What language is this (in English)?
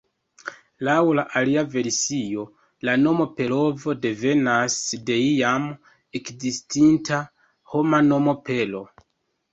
Esperanto